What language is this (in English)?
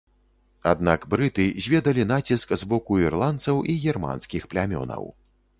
Belarusian